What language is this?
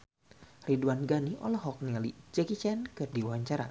Sundanese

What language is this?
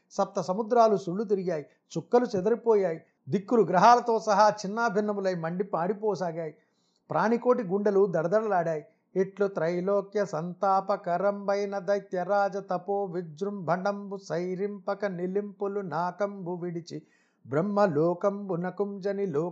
Telugu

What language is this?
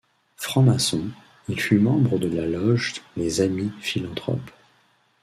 French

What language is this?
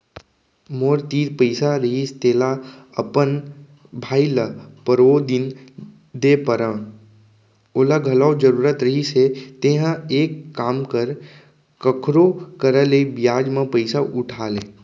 Chhattisgarhi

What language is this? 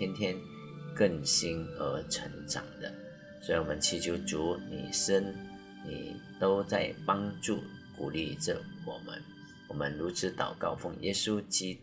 Chinese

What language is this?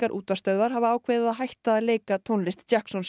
Icelandic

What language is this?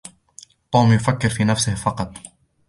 Arabic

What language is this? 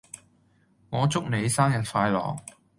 Cantonese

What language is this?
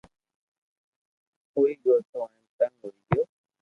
Loarki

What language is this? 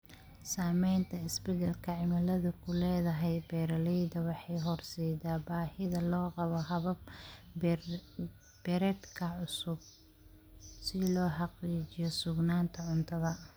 Somali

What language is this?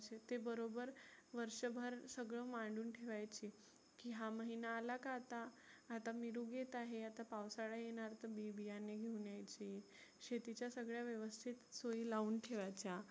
Marathi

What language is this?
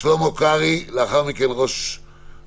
Hebrew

